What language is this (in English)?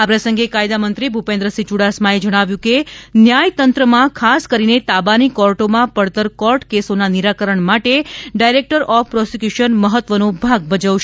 Gujarati